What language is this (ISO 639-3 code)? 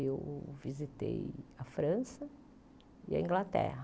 por